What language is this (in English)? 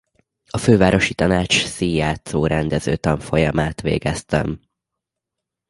Hungarian